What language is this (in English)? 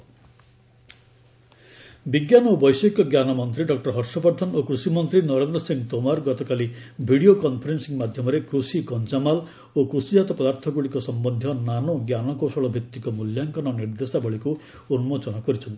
Odia